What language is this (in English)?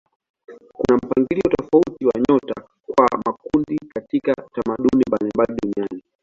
Swahili